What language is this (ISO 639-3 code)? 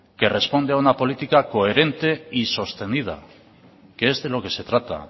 spa